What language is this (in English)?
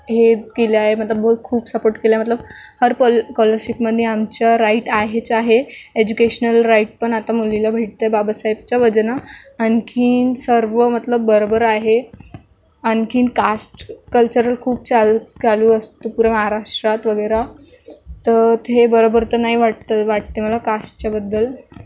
Marathi